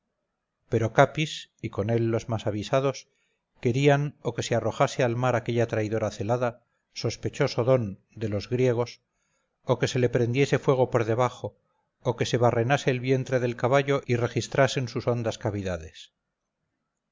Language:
Spanish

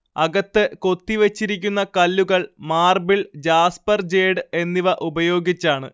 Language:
Malayalam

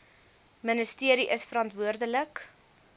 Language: Afrikaans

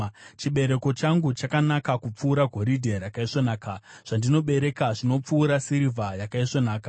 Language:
Shona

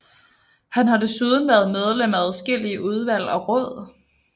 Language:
Danish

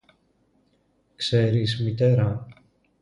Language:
Greek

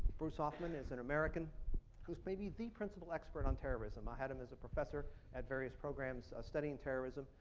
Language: English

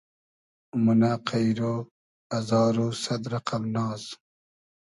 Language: Hazaragi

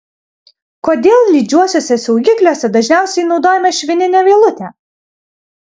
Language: Lithuanian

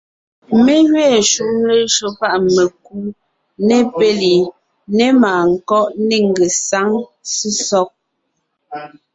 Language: Ngiemboon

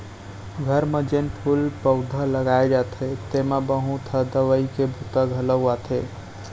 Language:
Chhattisgarhi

